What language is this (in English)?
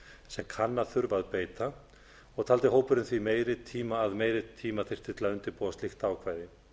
Icelandic